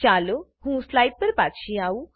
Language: Gujarati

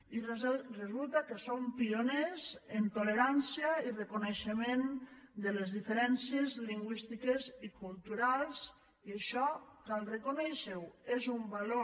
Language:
Catalan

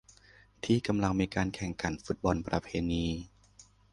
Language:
Thai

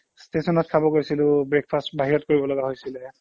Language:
Assamese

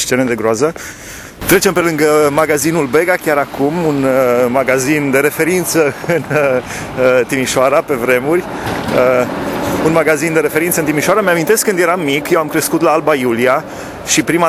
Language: Romanian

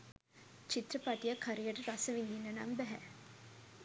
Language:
Sinhala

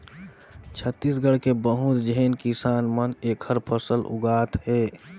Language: Chhattisgarhi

